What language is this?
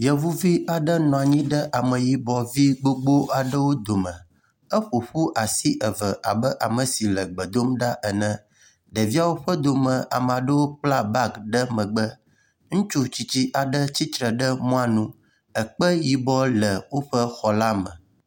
Ewe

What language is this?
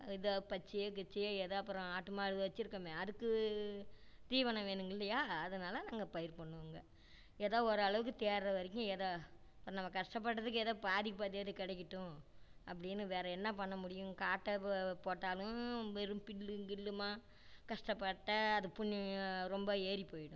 Tamil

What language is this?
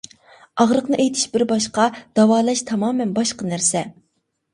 Uyghur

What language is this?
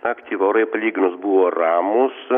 Lithuanian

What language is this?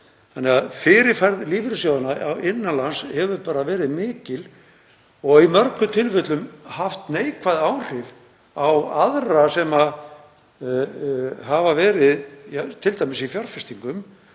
Icelandic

